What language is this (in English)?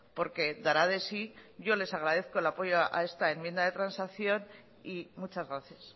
Spanish